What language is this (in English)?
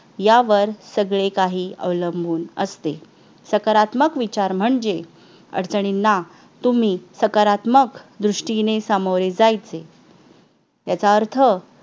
Marathi